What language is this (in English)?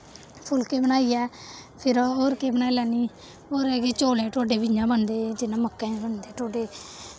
Dogri